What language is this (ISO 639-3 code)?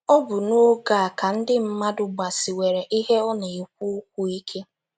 ibo